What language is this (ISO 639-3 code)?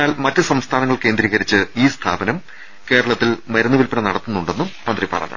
mal